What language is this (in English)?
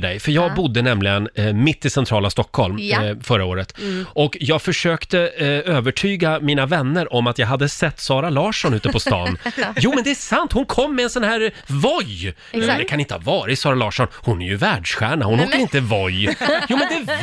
Swedish